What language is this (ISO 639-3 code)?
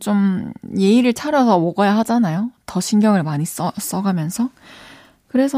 kor